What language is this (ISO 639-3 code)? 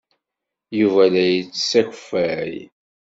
kab